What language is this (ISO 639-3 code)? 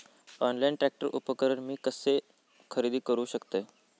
mar